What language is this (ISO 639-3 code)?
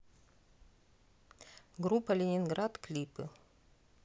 rus